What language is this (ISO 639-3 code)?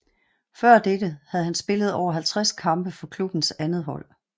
dan